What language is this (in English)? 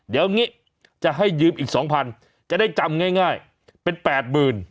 Thai